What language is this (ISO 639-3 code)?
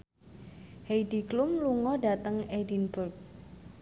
jav